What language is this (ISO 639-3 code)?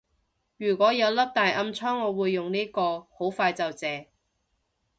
yue